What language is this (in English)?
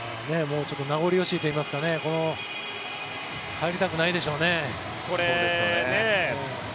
Japanese